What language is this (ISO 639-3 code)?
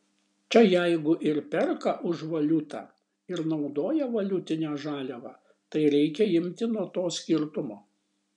lit